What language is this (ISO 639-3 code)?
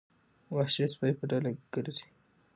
pus